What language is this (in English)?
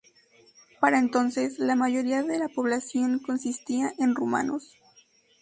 Spanish